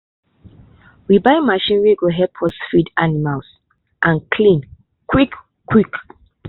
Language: Nigerian Pidgin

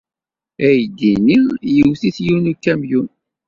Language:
Kabyle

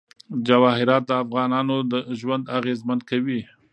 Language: Pashto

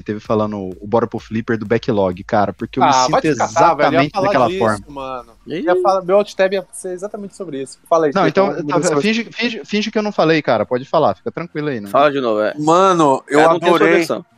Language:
Portuguese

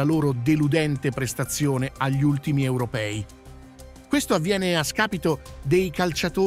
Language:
Italian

